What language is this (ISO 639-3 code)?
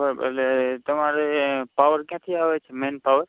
guj